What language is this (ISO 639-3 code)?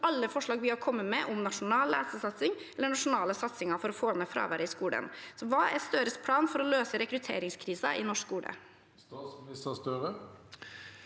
nor